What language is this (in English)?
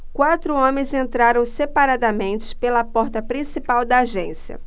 Portuguese